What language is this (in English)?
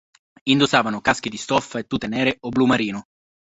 Italian